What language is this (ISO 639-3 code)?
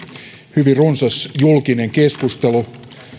fin